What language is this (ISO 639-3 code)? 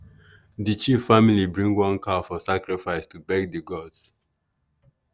pcm